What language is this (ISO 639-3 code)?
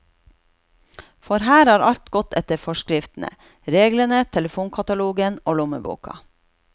nor